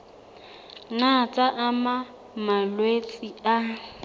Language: Southern Sotho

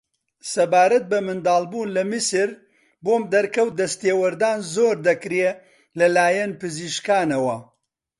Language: Central Kurdish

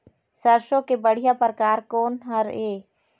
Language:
Chhattisgarhi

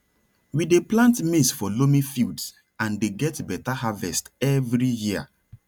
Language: Nigerian Pidgin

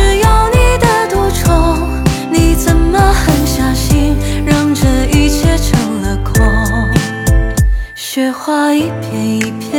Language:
Chinese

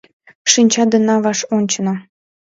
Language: Mari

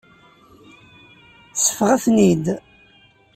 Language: Kabyle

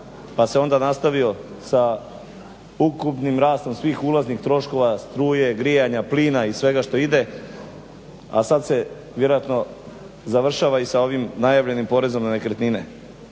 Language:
Croatian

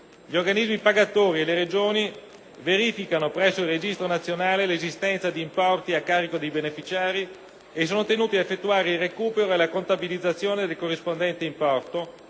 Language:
Italian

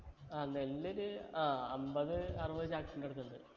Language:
Malayalam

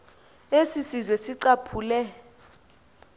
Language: Xhosa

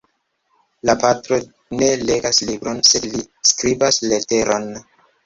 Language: Esperanto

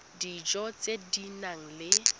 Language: Tswana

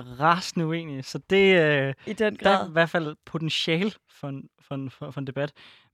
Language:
Danish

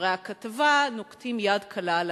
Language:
Hebrew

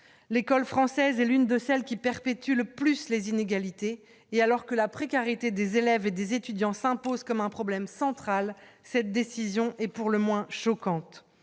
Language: French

